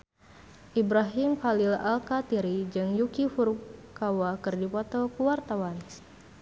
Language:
Sundanese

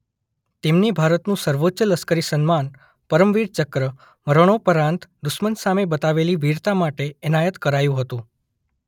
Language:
Gujarati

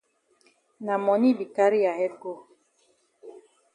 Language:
Cameroon Pidgin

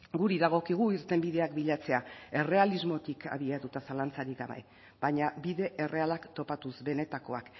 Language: Basque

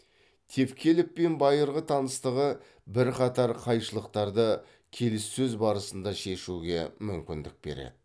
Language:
Kazakh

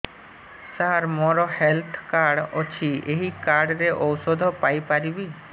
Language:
Odia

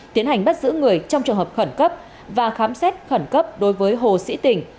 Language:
Vietnamese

